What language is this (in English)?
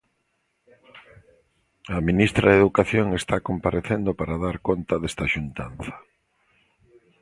Galician